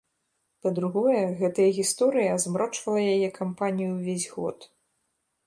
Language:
Belarusian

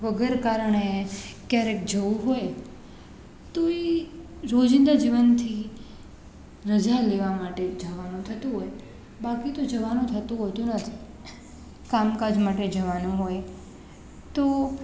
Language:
Gujarati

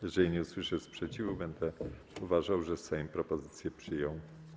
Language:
Polish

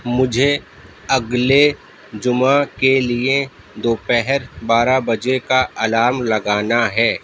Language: Urdu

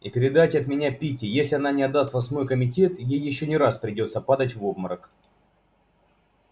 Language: Russian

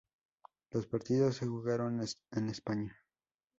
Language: Spanish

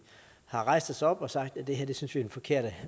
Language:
Danish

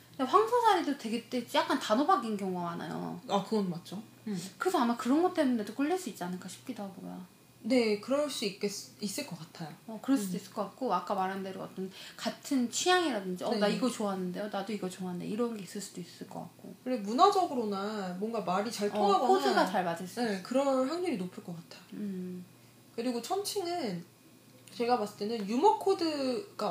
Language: Korean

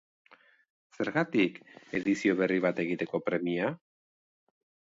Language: Basque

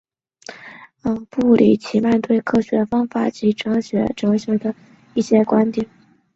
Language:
Chinese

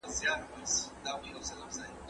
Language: Pashto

